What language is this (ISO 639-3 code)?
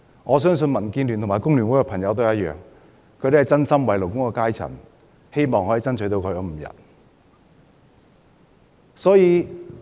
yue